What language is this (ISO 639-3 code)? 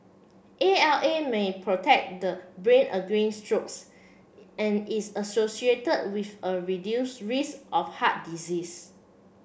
eng